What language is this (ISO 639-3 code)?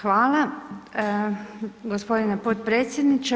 hrv